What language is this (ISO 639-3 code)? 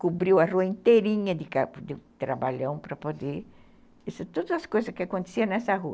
por